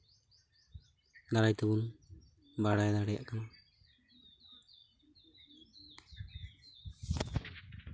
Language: Santali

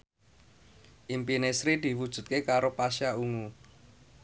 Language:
Javanese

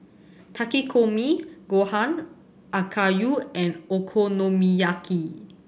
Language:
English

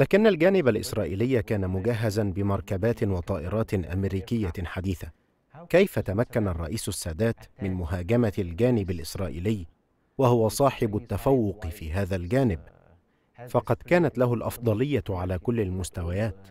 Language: Arabic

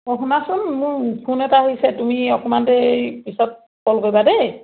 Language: Assamese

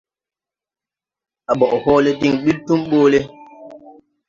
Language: Tupuri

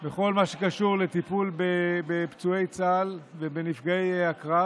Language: Hebrew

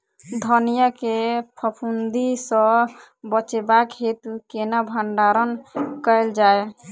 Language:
Maithili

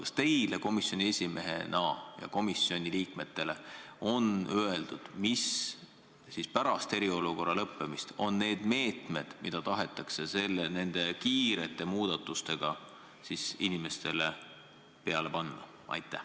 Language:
Estonian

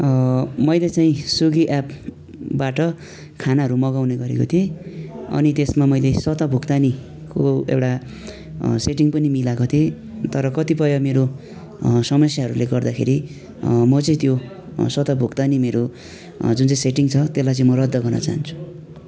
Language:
Nepali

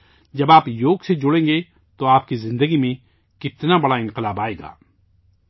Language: Urdu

